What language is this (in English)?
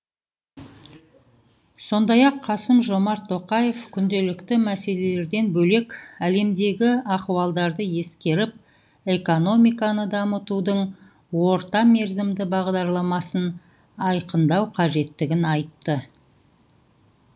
Kazakh